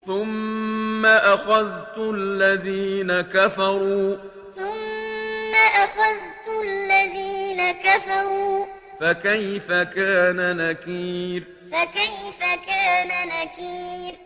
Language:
Arabic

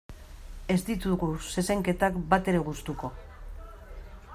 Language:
Basque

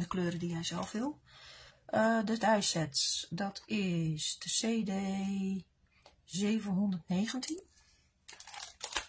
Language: Dutch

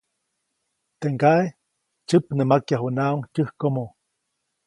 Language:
Copainalá Zoque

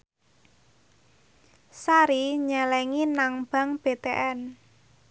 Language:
Javanese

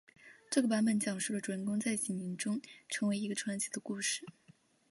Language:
Chinese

